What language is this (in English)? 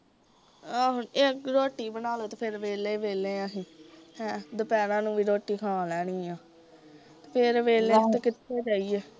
Punjabi